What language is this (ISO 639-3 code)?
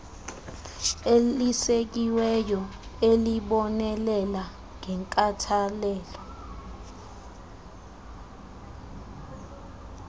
xho